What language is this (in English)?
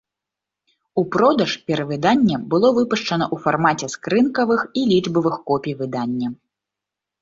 Belarusian